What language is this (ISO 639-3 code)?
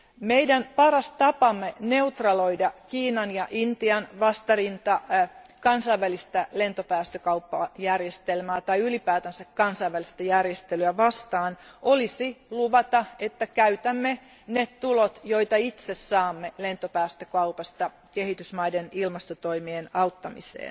fin